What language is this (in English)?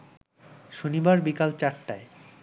Bangla